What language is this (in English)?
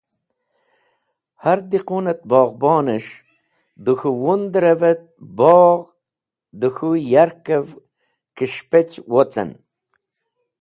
Wakhi